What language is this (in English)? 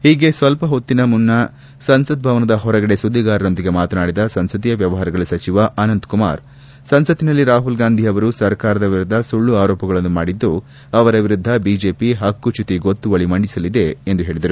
Kannada